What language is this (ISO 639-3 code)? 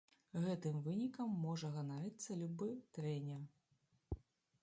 bel